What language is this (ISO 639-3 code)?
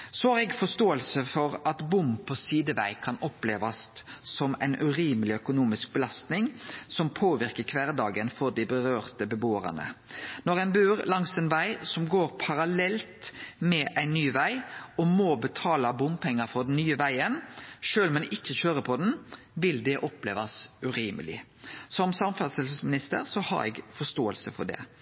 nno